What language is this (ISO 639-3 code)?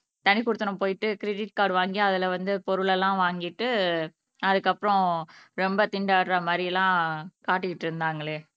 tam